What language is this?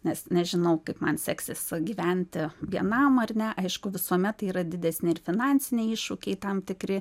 Lithuanian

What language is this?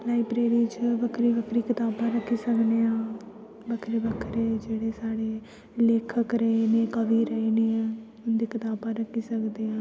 Dogri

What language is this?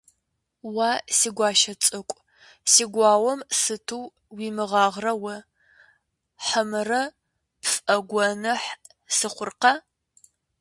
Kabardian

